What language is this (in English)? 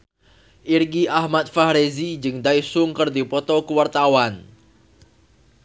Sundanese